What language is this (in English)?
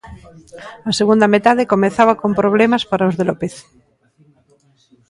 Galician